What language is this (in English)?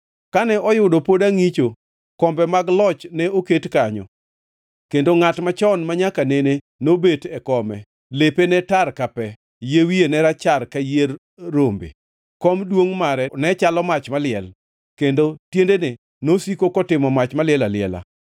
Luo (Kenya and Tanzania)